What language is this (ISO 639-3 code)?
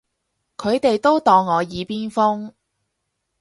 yue